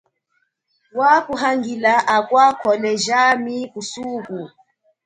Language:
Chokwe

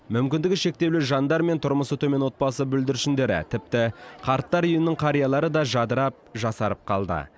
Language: Kazakh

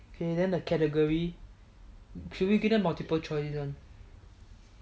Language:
English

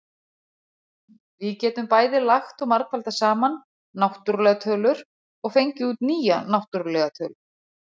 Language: Icelandic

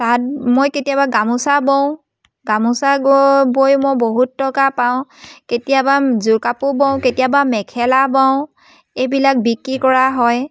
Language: Assamese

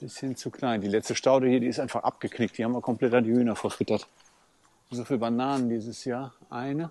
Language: German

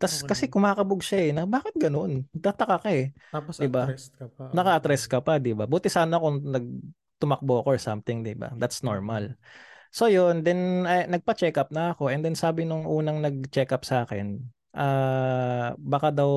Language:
Filipino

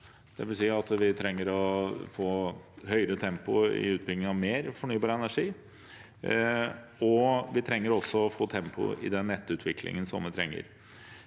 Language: Norwegian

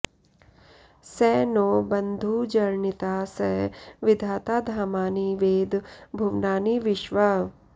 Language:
Sanskrit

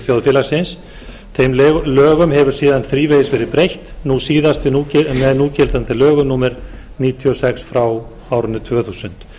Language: Icelandic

